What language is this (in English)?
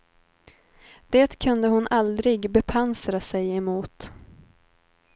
Swedish